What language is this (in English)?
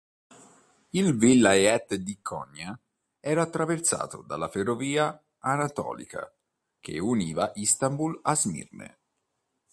Italian